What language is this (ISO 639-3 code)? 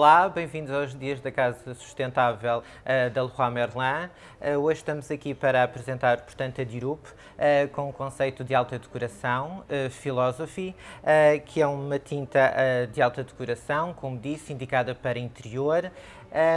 por